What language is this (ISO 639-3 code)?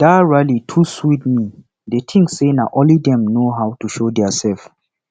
pcm